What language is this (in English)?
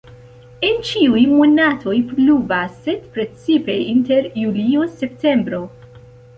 Esperanto